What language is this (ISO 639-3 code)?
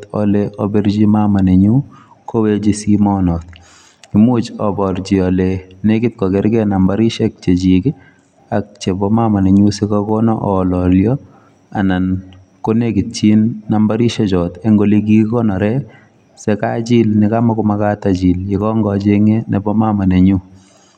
kln